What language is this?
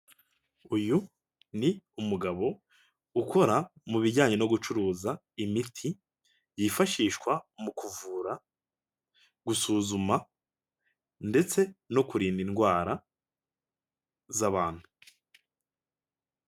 Kinyarwanda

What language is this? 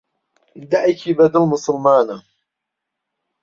Central Kurdish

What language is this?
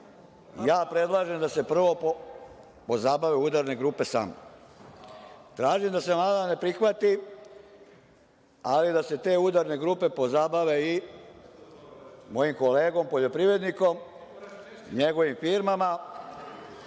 Serbian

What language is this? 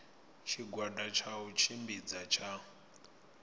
Venda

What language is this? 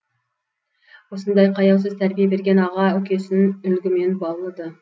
Kazakh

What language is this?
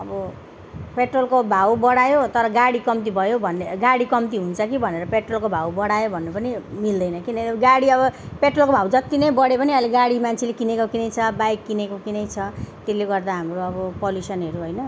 Nepali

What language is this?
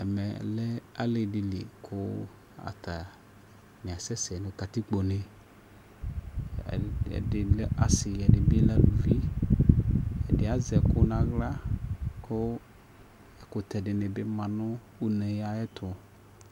Ikposo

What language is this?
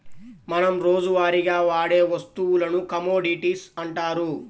Telugu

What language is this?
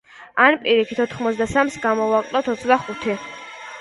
Georgian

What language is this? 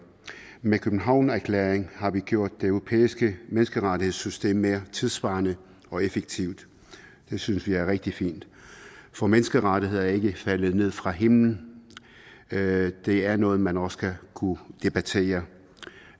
Danish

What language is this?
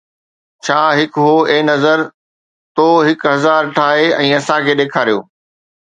Sindhi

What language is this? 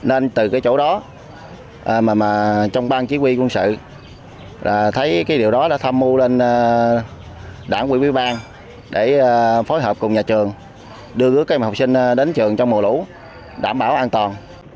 Vietnamese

